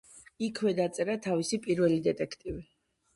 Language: Georgian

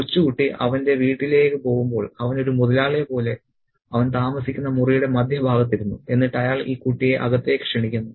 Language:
Malayalam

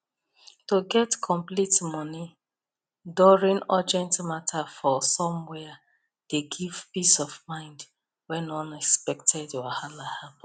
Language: Nigerian Pidgin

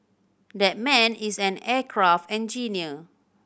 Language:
English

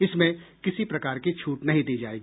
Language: Hindi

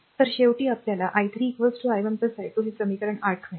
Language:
Marathi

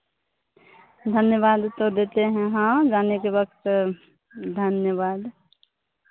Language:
Hindi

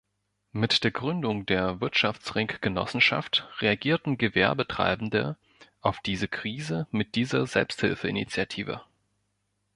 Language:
German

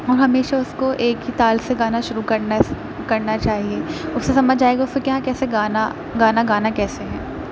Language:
Urdu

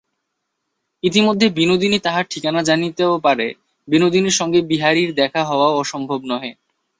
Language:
Bangla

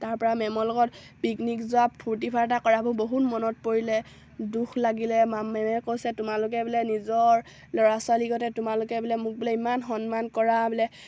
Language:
Assamese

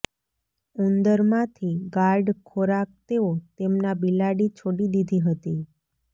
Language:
Gujarati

